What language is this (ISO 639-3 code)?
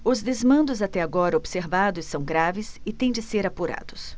por